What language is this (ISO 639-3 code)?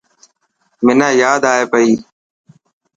mki